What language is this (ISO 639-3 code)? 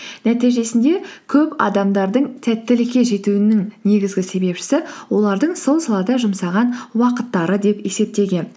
kaz